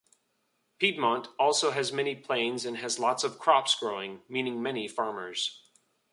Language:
English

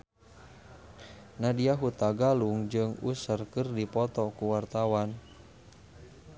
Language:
Sundanese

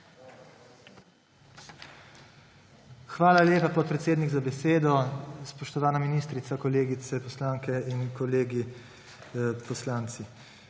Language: Slovenian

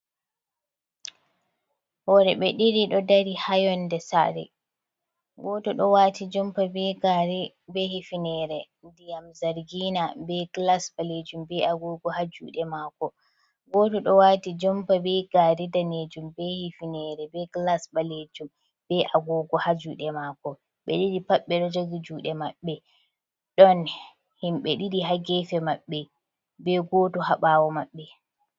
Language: Fula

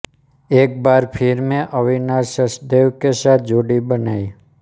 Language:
Hindi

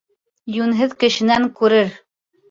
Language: Bashkir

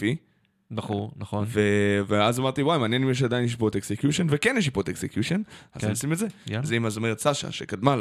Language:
Hebrew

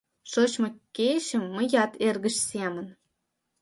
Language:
Mari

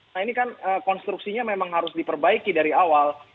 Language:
Indonesian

